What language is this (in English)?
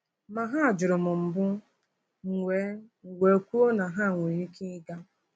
Igbo